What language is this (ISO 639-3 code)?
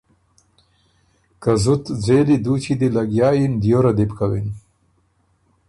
oru